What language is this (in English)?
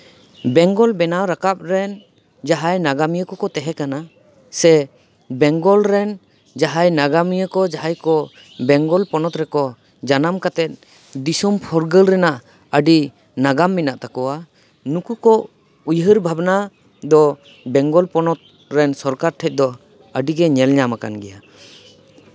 Santali